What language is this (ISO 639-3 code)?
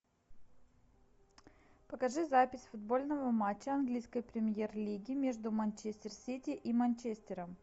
rus